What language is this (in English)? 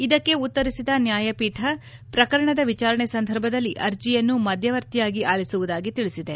Kannada